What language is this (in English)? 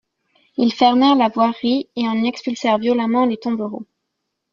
French